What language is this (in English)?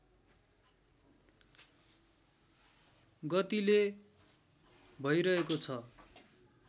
Nepali